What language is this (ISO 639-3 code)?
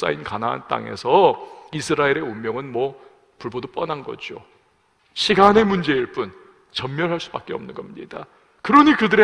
kor